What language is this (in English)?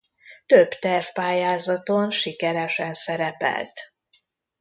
Hungarian